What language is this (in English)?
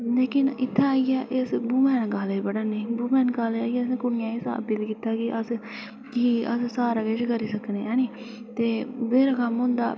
Dogri